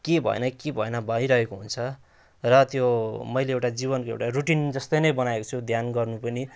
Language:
Nepali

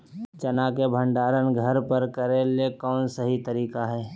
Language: Magahi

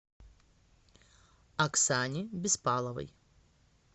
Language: Russian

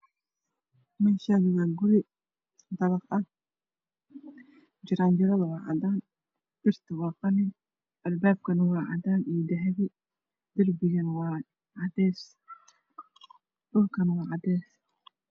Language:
Somali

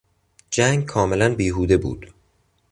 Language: Persian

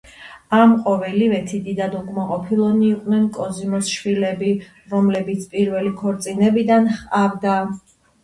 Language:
Georgian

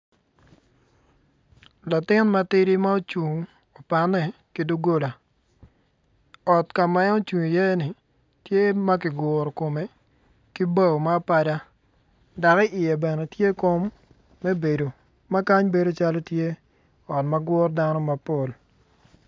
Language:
Acoli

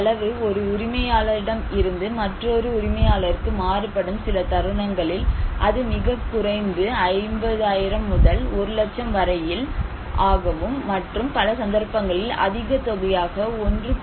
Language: Tamil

